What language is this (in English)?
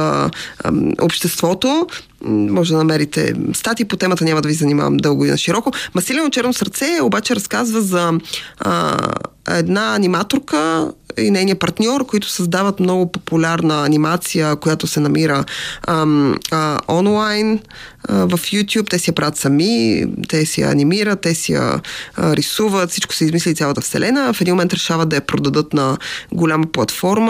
Bulgarian